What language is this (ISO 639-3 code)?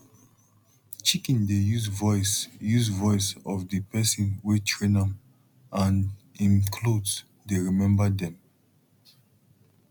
pcm